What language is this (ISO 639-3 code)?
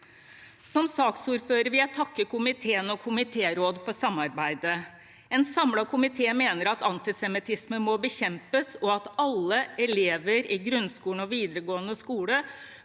nor